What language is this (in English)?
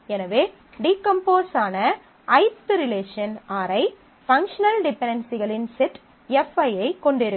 Tamil